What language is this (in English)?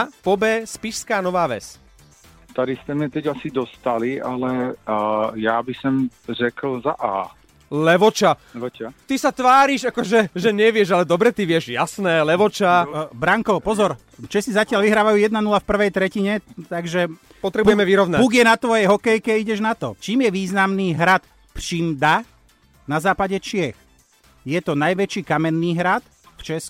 Slovak